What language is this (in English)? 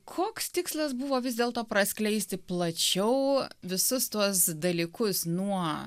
Lithuanian